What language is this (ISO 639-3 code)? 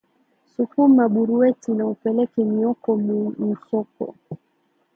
swa